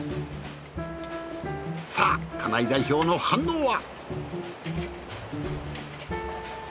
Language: Japanese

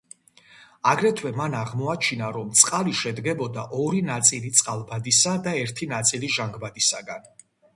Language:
Georgian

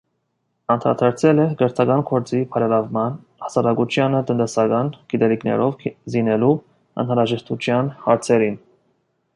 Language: Armenian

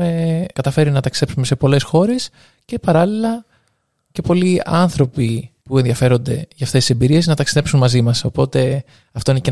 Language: Greek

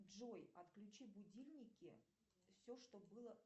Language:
Russian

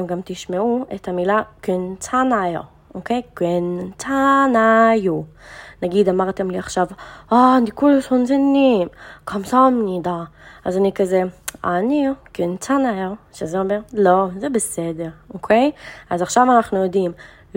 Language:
Hebrew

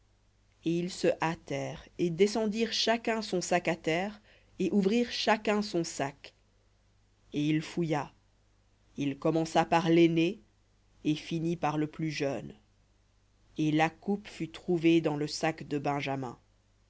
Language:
French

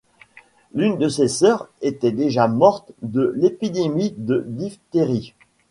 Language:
French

